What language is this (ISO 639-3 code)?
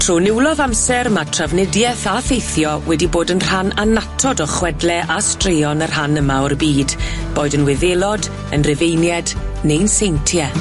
cym